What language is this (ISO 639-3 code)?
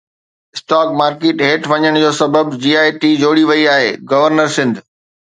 snd